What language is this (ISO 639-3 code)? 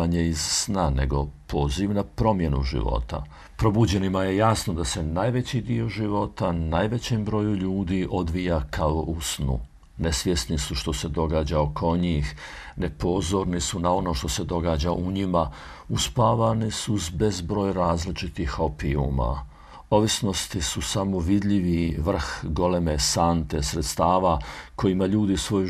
hrv